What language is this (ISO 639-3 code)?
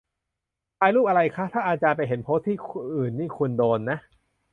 tha